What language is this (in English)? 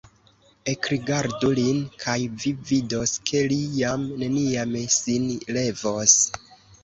Esperanto